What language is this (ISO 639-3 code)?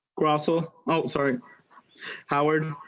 eng